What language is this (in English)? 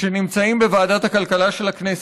Hebrew